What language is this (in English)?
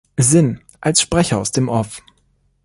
German